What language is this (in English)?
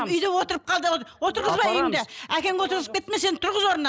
Kazakh